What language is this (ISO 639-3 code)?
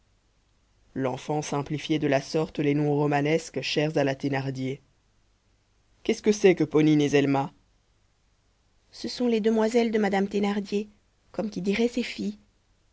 fra